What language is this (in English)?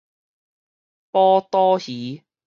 Min Nan Chinese